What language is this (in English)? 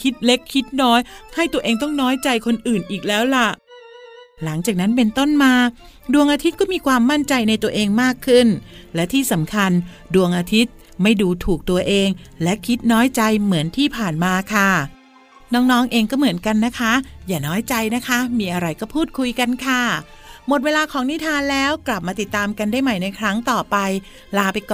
Thai